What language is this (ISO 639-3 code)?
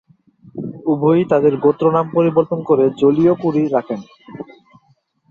ben